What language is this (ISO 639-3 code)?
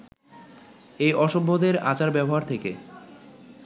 ben